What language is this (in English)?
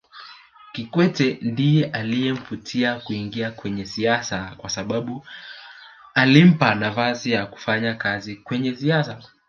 Swahili